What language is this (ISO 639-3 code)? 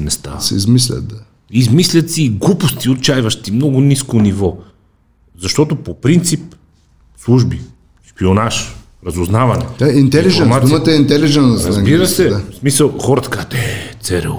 bul